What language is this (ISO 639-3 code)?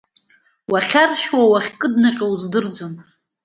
abk